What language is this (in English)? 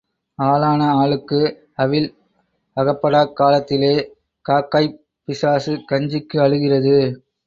Tamil